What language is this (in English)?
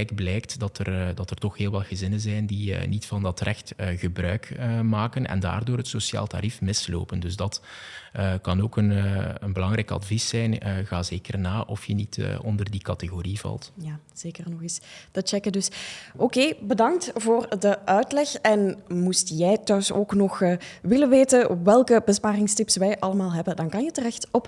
Dutch